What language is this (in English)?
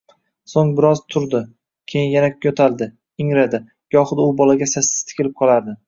Uzbek